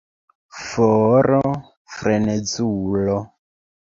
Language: Esperanto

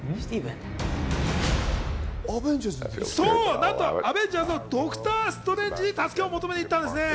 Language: Japanese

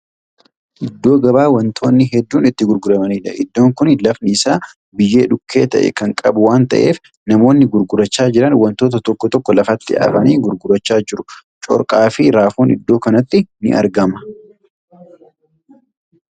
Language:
Oromo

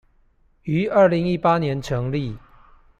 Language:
Chinese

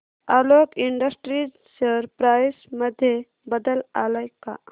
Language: Marathi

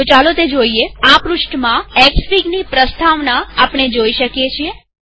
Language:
Gujarati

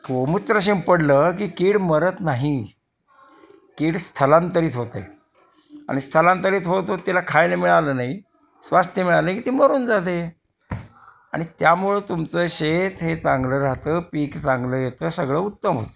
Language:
Marathi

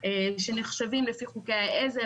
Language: Hebrew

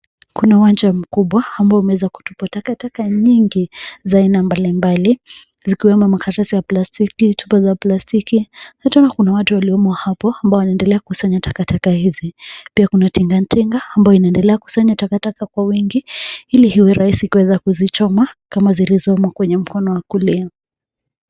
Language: Swahili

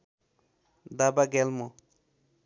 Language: Nepali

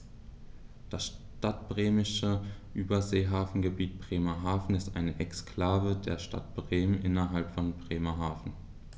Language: German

